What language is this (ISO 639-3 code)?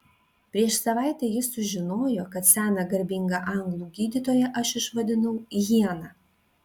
lit